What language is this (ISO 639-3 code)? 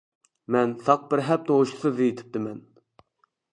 uig